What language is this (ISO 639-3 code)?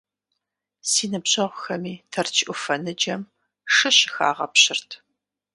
kbd